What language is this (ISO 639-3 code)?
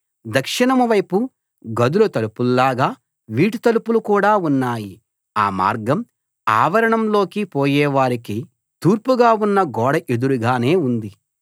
tel